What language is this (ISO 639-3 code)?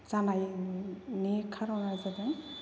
brx